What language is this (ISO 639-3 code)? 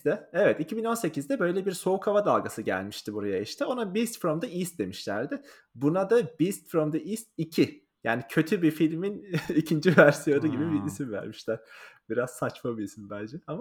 tur